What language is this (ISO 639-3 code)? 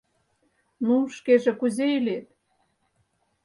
chm